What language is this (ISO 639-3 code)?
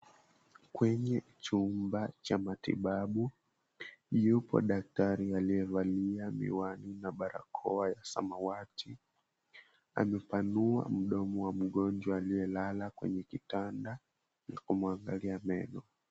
swa